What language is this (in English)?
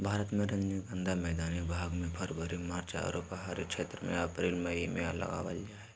Magahi